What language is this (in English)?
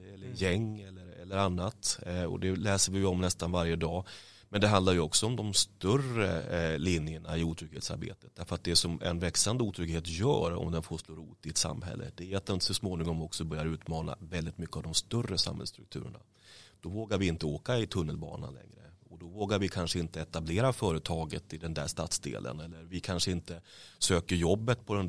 Swedish